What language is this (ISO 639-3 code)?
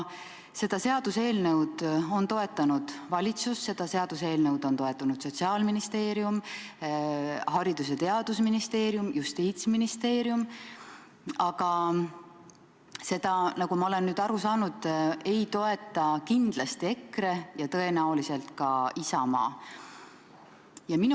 est